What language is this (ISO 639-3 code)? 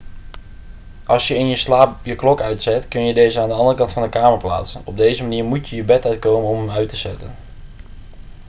nld